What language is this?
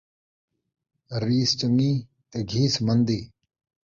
Saraiki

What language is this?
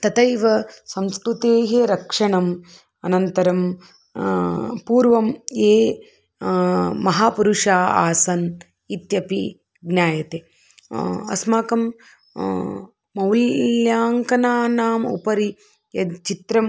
Sanskrit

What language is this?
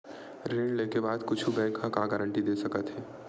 Chhattisgarhi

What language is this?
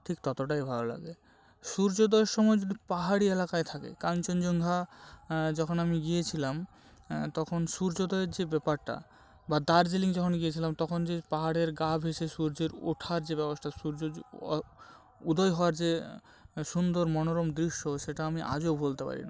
Bangla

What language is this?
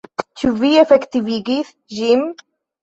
Esperanto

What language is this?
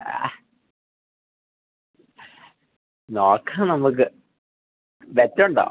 Malayalam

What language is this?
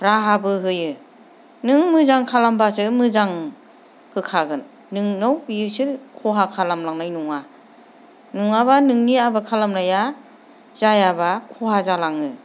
Bodo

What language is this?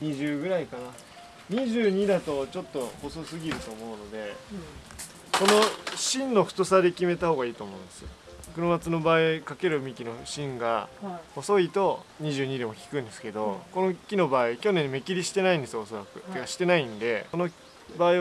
Japanese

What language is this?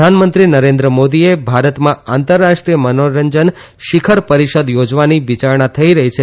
Gujarati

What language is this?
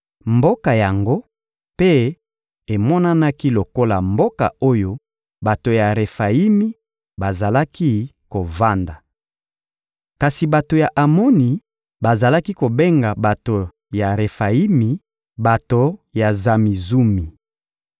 Lingala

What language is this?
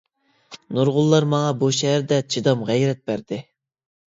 Uyghur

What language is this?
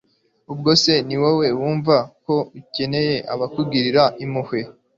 Kinyarwanda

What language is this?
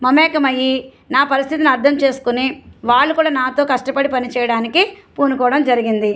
Telugu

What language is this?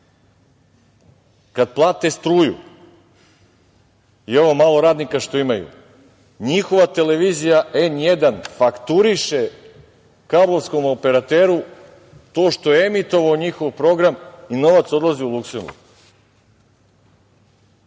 Serbian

